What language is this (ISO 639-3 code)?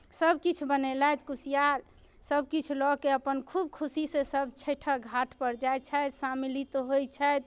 mai